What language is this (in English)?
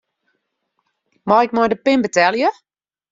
Western Frisian